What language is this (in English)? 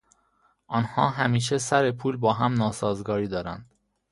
Persian